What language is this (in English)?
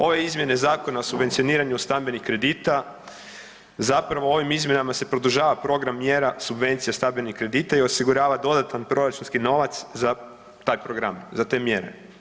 Croatian